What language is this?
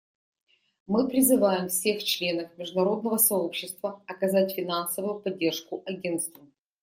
Russian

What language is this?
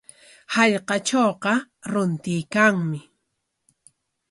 Corongo Ancash Quechua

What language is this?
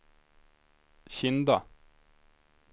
Swedish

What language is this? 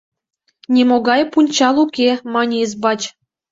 Mari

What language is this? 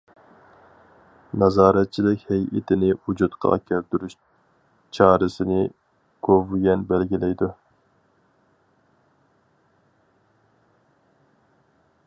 Uyghur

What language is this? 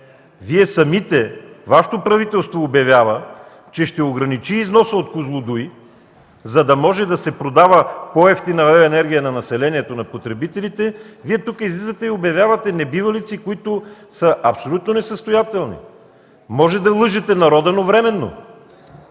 Bulgarian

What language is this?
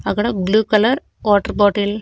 Telugu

